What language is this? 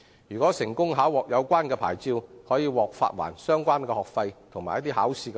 Cantonese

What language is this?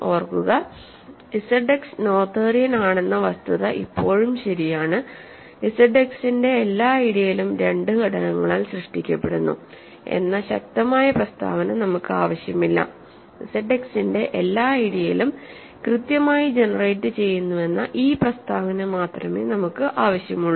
Malayalam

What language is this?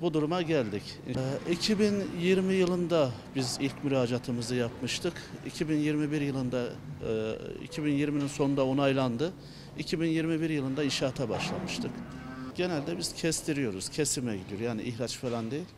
Turkish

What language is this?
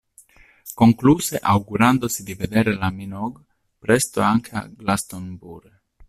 Italian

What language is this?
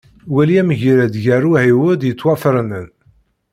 Kabyle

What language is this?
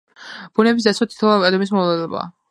Georgian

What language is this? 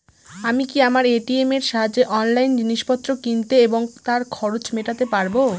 Bangla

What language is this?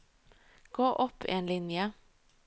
Norwegian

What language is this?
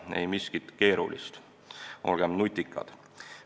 Estonian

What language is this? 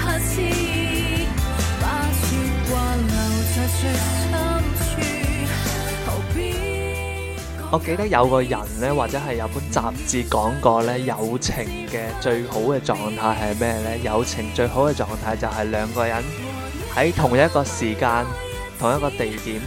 Chinese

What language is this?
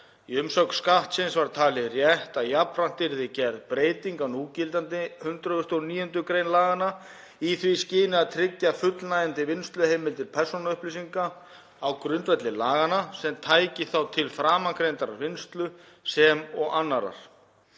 Icelandic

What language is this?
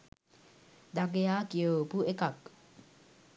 Sinhala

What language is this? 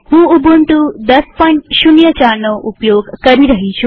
Gujarati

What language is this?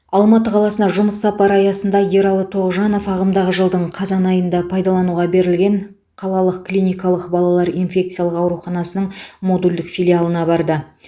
Kazakh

